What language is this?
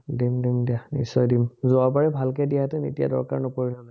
Assamese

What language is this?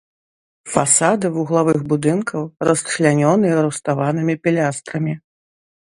Belarusian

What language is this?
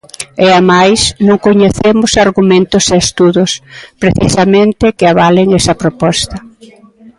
Galician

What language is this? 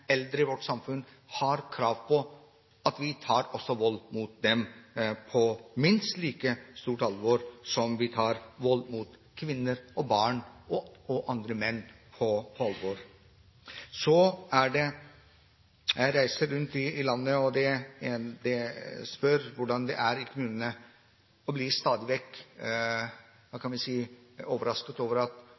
Norwegian Bokmål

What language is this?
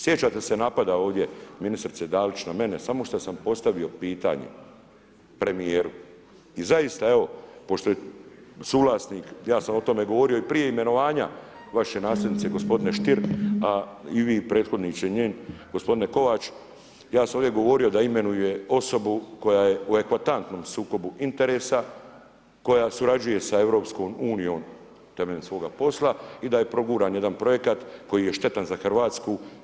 Croatian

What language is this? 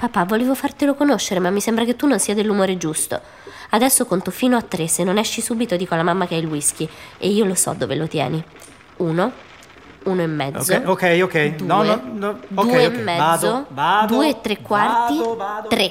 Italian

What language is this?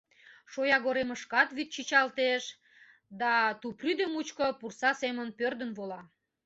Mari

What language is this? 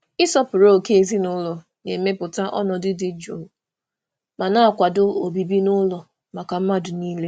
Igbo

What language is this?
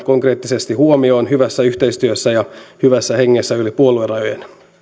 Finnish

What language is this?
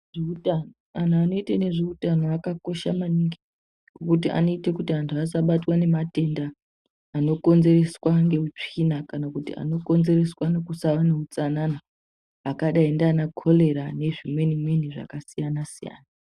Ndau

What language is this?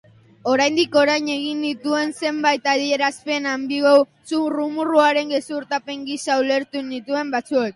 Basque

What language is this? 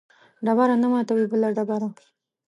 Pashto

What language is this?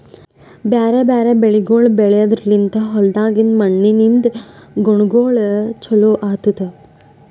Kannada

